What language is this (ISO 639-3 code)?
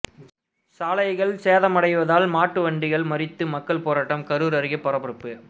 tam